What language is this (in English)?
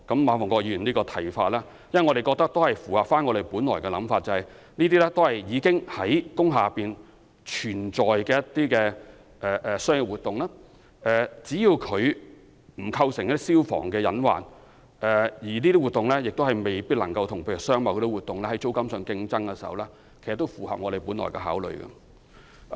Cantonese